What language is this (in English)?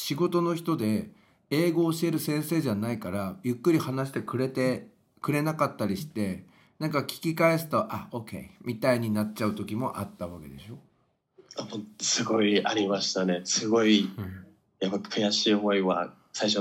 Japanese